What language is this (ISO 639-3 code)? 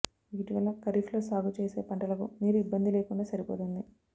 tel